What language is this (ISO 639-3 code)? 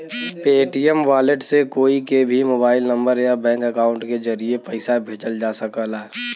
bho